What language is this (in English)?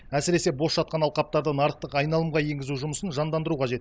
Kazakh